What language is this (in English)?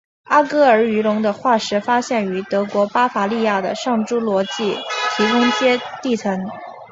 Chinese